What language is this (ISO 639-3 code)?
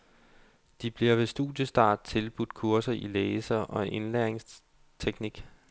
dan